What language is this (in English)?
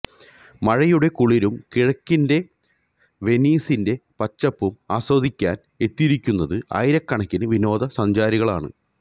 Malayalam